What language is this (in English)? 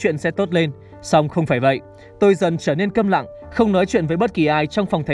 Vietnamese